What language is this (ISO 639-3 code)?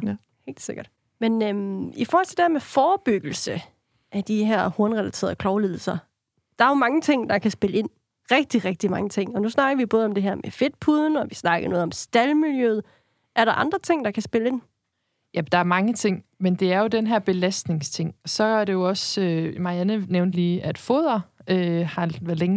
dan